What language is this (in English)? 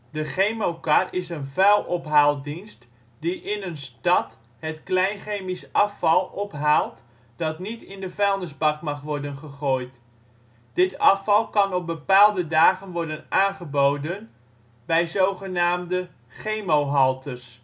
Dutch